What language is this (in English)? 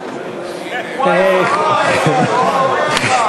Hebrew